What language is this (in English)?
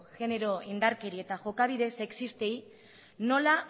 Basque